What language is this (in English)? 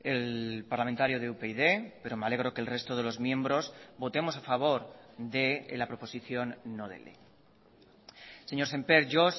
Spanish